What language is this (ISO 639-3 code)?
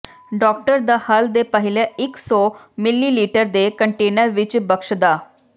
pan